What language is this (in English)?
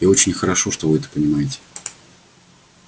Russian